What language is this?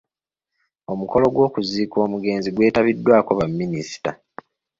Ganda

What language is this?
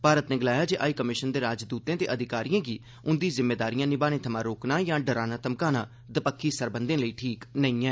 Dogri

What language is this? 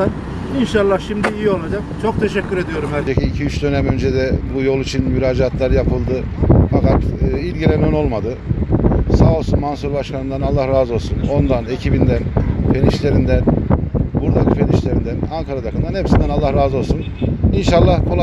Turkish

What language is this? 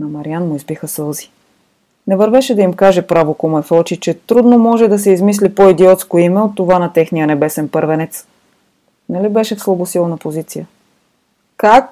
Bulgarian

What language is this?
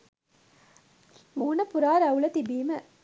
Sinhala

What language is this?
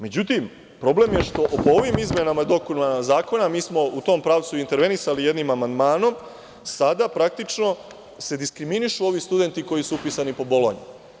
Serbian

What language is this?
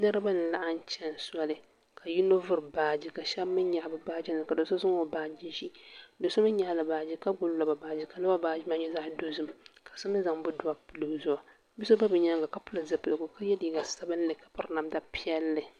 Dagbani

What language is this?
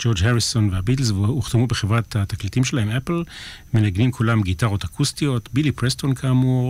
Hebrew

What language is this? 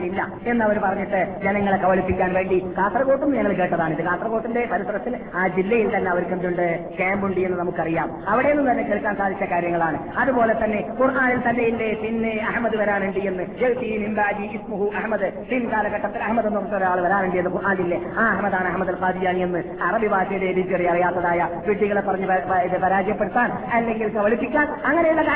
Malayalam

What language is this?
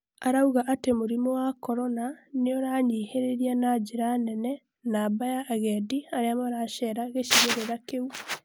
Kikuyu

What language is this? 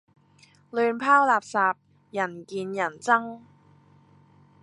Cantonese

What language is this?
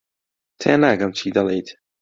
Central Kurdish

